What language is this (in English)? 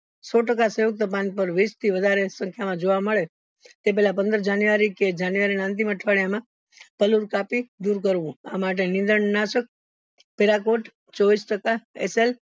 Gujarati